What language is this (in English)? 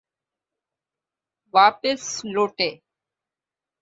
Urdu